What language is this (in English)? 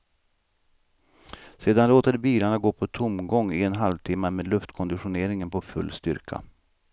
Swedish